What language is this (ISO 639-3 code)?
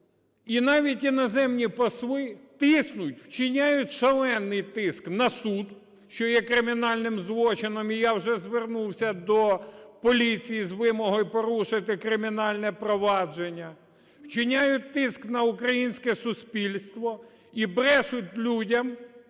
ukr